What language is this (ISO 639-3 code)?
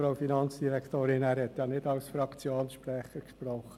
gsw